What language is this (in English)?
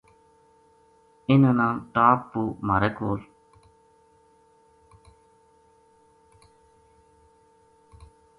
Gujari